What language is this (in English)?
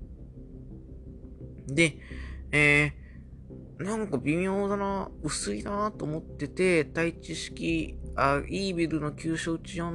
Japanese